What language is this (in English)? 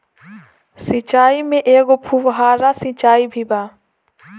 Bhojpuri